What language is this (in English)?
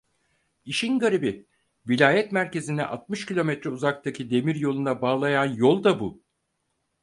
Turkish